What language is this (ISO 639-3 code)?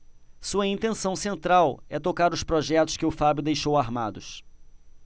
por